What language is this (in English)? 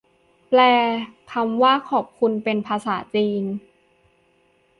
Thai